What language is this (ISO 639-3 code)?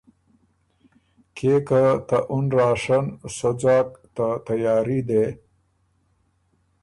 oru